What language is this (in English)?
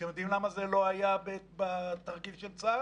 Hebrew